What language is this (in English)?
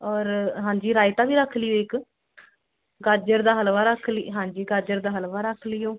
Punjabi